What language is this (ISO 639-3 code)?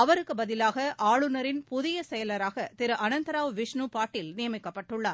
tam